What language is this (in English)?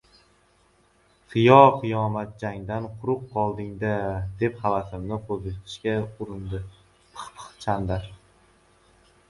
Uzbek